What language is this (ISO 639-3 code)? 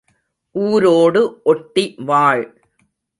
tam